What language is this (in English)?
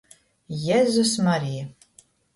Latgalian